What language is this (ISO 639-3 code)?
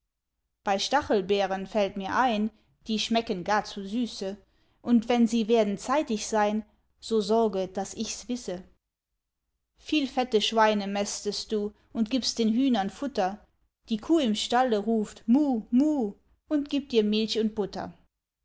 deu